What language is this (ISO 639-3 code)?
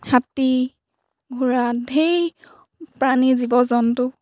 asm